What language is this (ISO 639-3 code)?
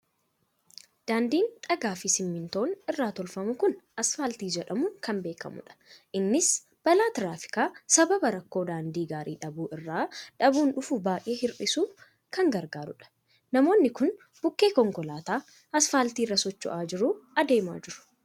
orm